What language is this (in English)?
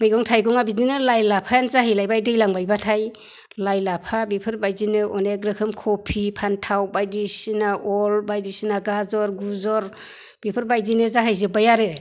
Bodo